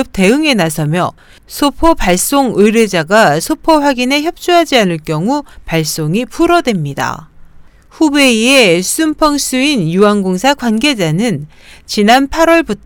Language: Korean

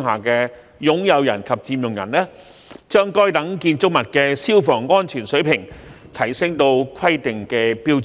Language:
Cantonese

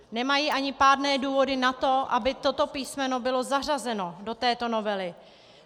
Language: Czech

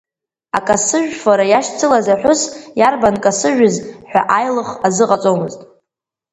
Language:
Abkhazian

